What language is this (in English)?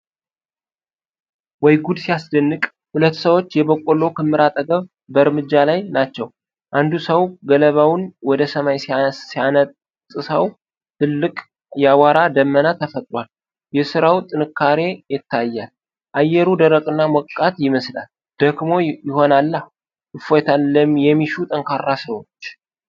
Amharic